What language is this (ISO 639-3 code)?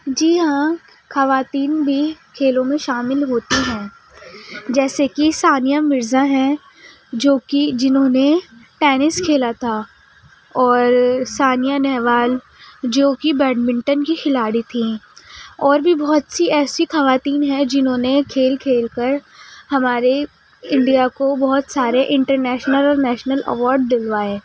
urd